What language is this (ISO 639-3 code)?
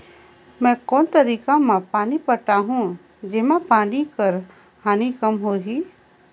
hne